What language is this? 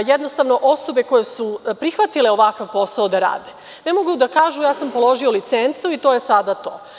Serbian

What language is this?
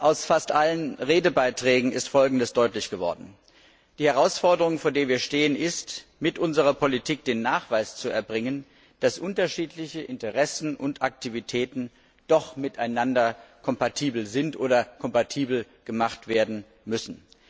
German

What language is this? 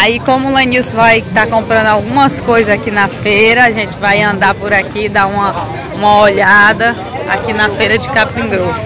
Portuguese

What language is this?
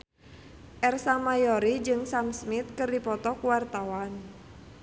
Sundanese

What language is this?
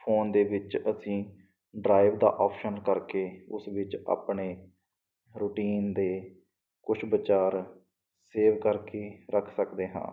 Punjabi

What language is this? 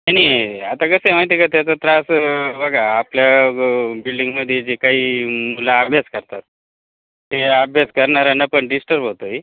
Marathi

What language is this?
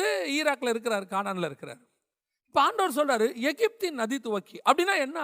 Tamil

